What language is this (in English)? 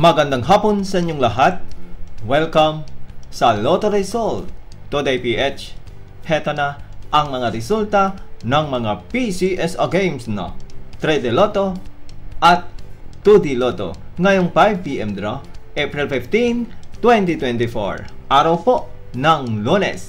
Filipino